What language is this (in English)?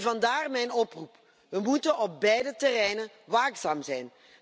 Dutch